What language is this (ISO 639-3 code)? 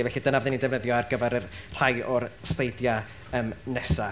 cym